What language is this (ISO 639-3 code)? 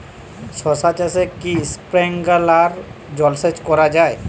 ben